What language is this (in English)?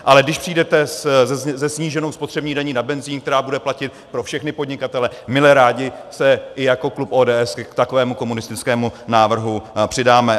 Czech